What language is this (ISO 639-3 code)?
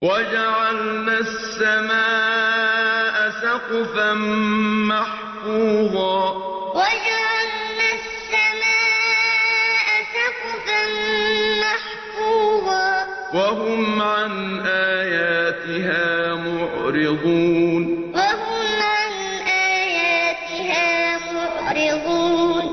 ara